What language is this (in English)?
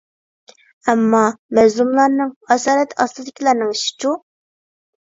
Uyghur